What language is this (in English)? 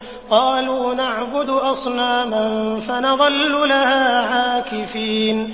Arabic